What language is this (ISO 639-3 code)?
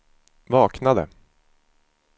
swe